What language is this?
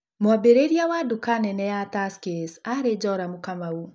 Kikuyu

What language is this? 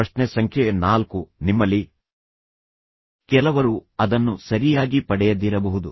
Kannada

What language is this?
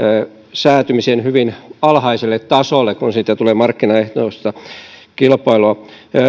Finnish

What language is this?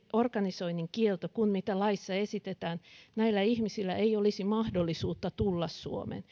Finnish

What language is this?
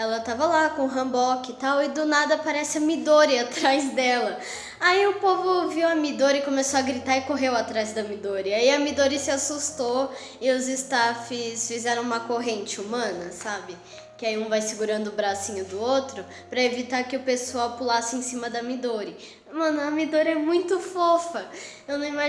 Portuguese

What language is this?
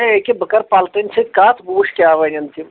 Kashmiri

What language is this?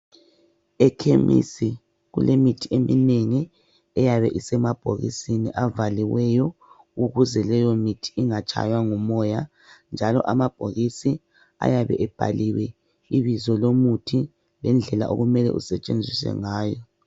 North Ndebele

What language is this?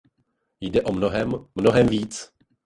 Czech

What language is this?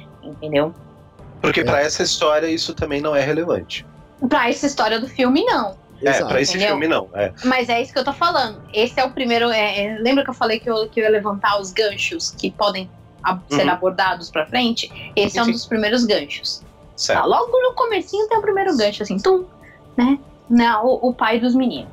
Portuguese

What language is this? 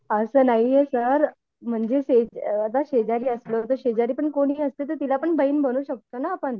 Marathi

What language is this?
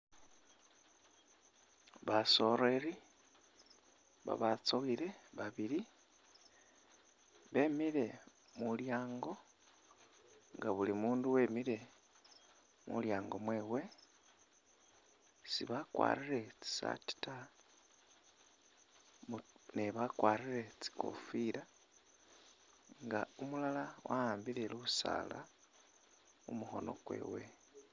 Masaaba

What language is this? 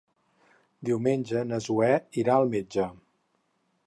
Catalan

